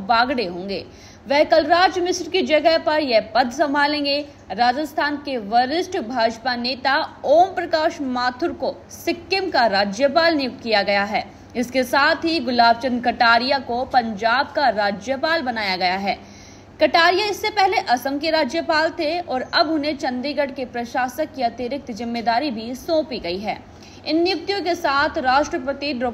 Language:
Hindi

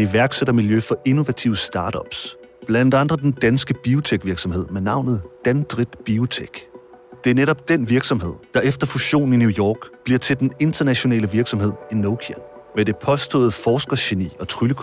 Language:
Danish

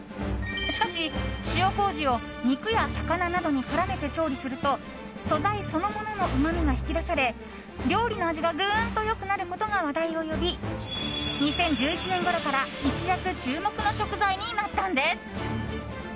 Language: Japanese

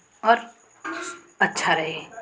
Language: Hindi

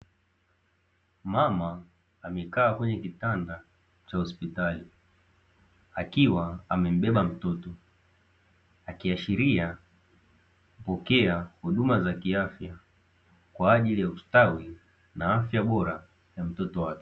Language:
Swahili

